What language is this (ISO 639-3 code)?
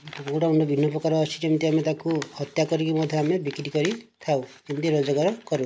ori